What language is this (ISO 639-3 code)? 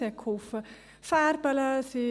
gsw